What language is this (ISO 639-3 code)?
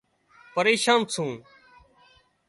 kxp